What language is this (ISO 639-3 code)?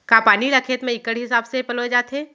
hne